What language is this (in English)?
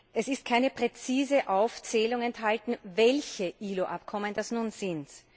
German